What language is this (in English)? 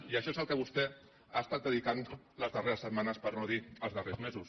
Catalan